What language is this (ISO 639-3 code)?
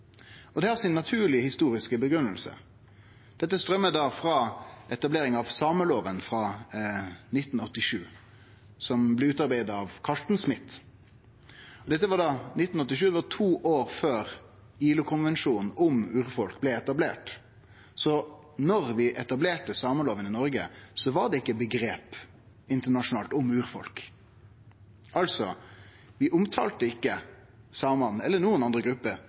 nno